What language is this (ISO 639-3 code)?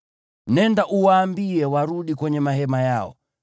swa